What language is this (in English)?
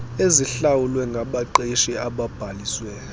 Xhosa